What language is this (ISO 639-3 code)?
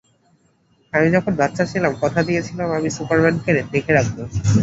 ben